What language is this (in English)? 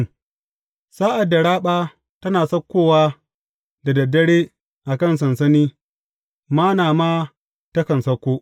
Hausa